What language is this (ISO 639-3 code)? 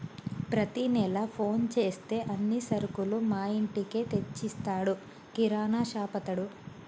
tel